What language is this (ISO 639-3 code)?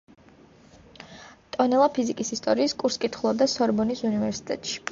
kat